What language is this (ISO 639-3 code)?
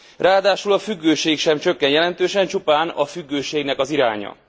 hun